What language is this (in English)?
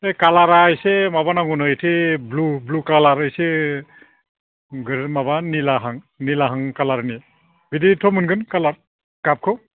Bodo